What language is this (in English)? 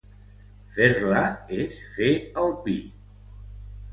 Catalan